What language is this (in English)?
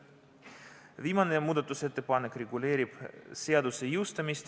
Estonian